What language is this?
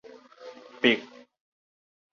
Min Nan Chinese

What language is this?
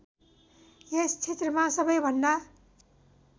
Nepali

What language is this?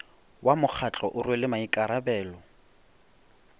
Northern Sotho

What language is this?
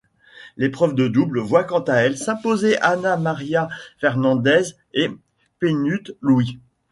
French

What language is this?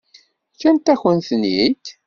Kabyle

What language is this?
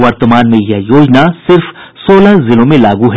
Hindi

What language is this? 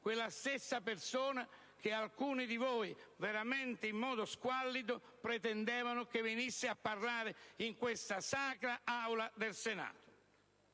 Italian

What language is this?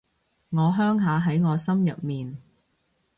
Cantonese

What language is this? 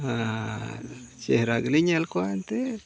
Santali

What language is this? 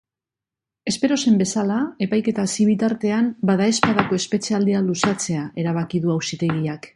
Basque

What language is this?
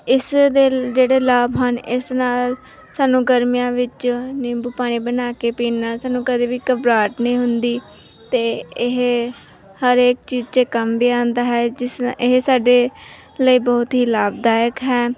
Punjabi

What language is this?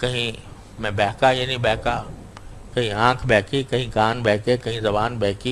Urdu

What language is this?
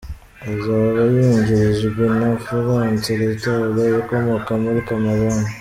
Kinyarwanda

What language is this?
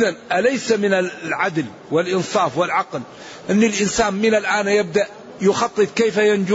Arabic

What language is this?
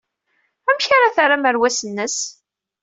Kabyle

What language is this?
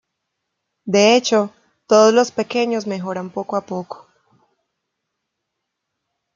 Spanish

